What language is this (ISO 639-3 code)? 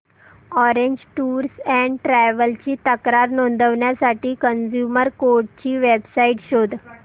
mar